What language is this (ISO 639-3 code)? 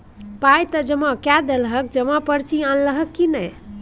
mai